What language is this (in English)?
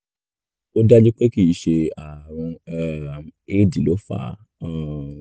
Yoruba